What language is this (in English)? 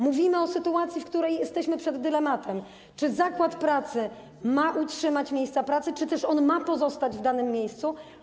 Polish